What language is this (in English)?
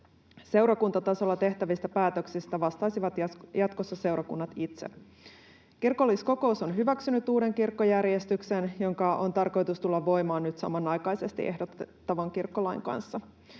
Finnish